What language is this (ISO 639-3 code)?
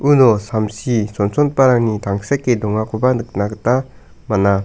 grt